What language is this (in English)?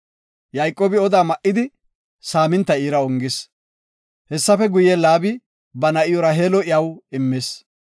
Gofa